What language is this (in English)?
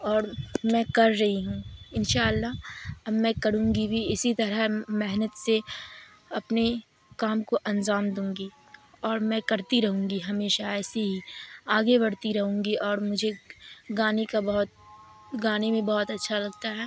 Urdu